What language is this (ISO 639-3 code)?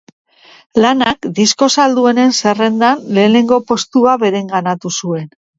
eus